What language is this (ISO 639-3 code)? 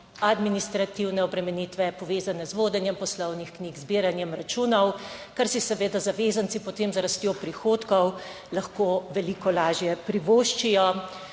slv